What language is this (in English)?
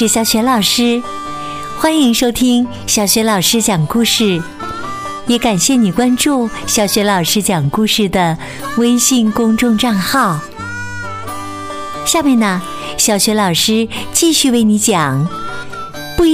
Chinese